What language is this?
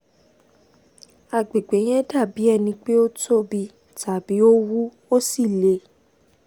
Yoruba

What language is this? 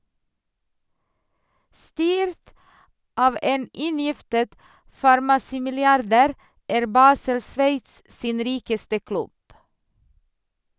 Norwegian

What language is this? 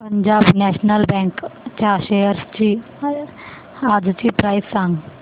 Marathi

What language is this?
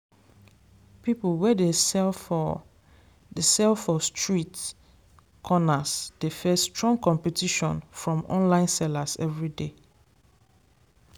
Nigerian Pidgin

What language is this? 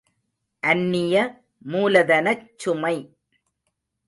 Tamil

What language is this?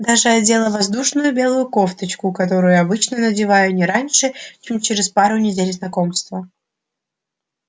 Russian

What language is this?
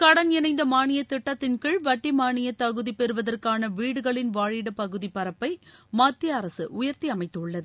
Tamil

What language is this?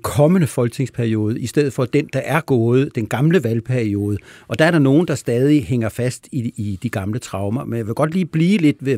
Danish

